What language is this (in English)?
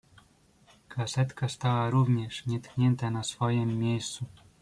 Polish